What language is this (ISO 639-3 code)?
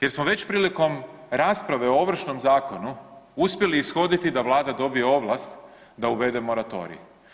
hrv